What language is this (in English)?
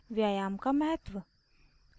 Hindi